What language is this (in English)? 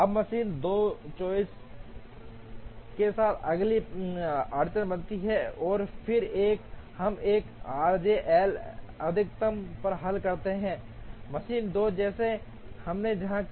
Hindi